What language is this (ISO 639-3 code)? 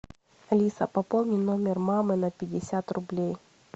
rus